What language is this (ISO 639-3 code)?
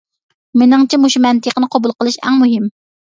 uig